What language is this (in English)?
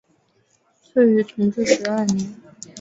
Chinese